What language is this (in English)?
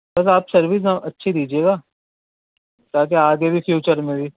Urdu